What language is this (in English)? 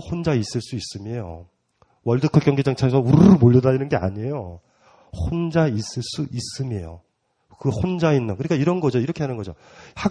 Korean